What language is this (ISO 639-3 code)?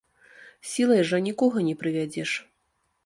bel